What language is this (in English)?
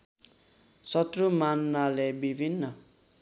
Nepali